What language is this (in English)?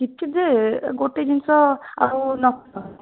Odia